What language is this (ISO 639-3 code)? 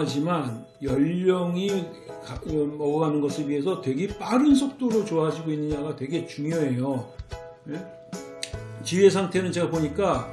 kor